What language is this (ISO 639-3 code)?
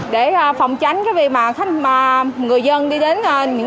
vie